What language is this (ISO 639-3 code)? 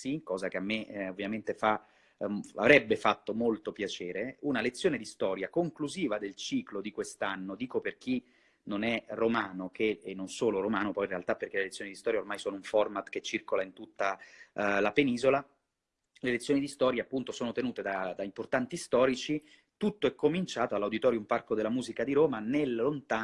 ita